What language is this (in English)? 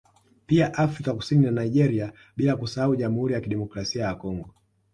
Swahili